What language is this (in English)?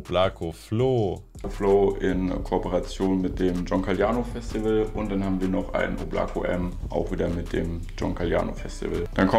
German